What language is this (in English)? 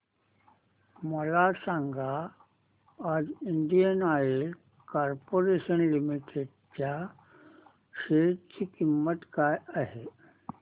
Marathi